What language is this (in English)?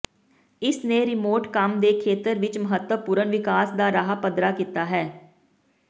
Punjabi